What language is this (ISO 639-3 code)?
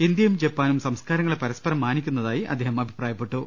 mal